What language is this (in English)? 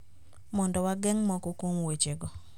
Luo (Kenya and Tanzania)